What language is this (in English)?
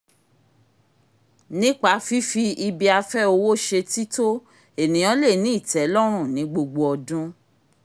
Yoruba